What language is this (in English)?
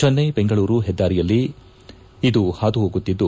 Kannada